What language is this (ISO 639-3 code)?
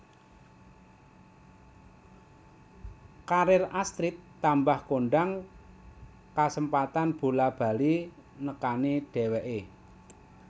jav